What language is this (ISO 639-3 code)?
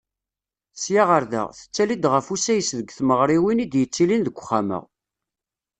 kab